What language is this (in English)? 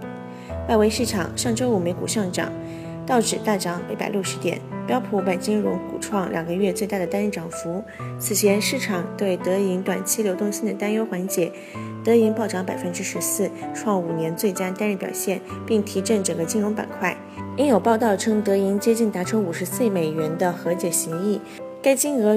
Chinese